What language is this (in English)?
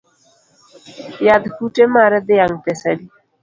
Luo (Kenya and Tanzania)